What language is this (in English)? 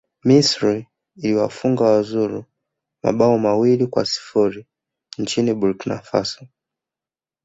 Swahili